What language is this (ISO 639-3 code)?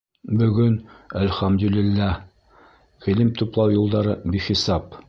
bak